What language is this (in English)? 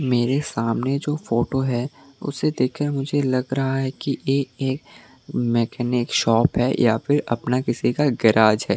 Hindi